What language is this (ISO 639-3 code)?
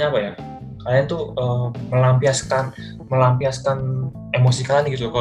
ind